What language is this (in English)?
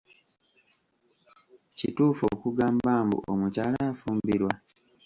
Ganda